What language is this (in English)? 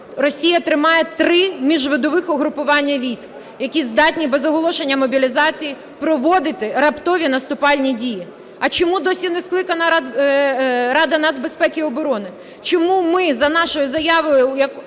Ukrainian